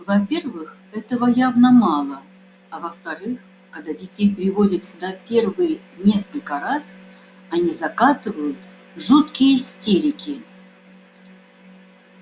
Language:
Russian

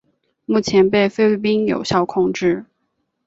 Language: Chinese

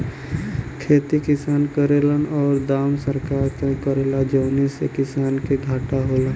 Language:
Bhojpuri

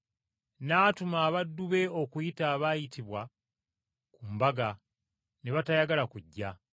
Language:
Ganda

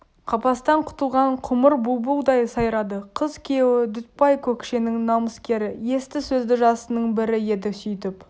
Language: Kazakh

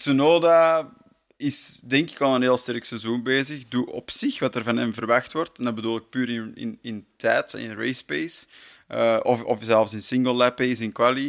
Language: Dutch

